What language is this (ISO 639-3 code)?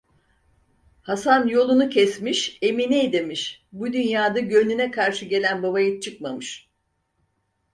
tur